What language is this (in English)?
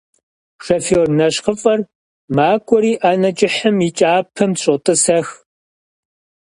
Kabardian